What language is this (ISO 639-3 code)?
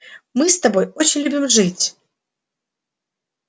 rus